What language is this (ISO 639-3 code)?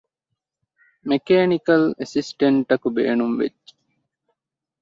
div